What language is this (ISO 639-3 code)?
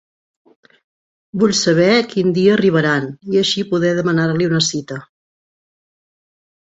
cat